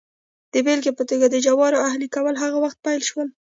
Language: Pashto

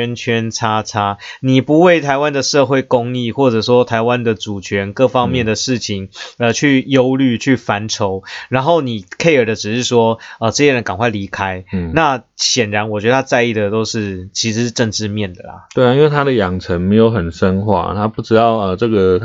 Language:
Chinese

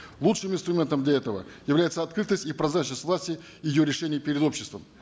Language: Kazakh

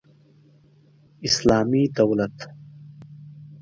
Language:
Pashto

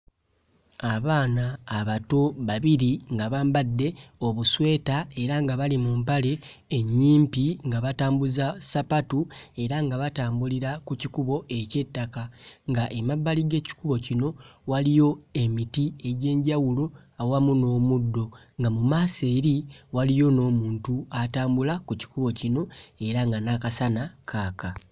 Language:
Ganda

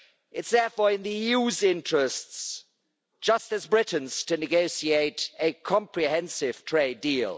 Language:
English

